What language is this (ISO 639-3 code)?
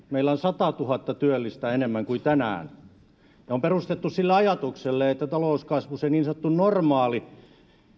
fin